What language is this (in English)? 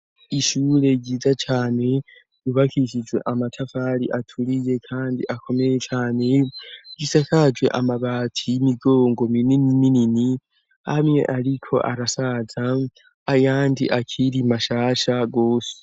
Rundi